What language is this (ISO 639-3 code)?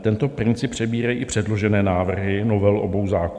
ces